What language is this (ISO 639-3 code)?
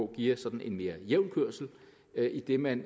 dan